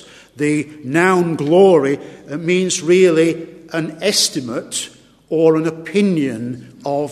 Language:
English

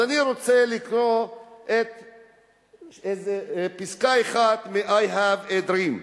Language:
Hebrew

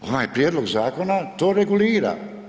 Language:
Croatian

